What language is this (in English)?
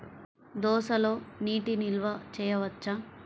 Telugu